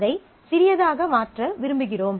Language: Tamil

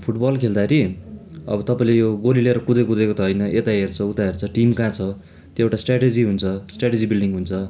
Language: Nepali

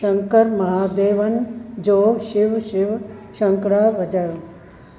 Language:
Sindhi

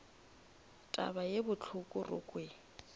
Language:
Northern Sotho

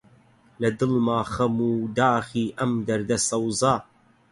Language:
Central Kurdish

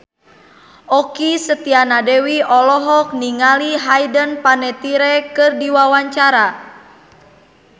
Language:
Sundanese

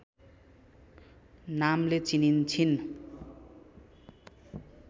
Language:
Nepali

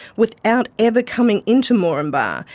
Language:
English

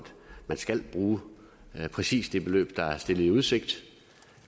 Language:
Danish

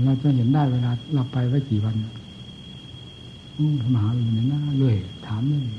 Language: Thai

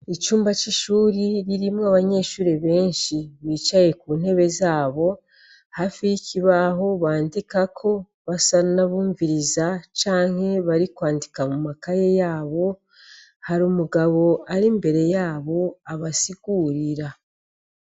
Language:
Rundi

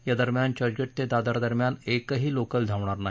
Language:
Marathi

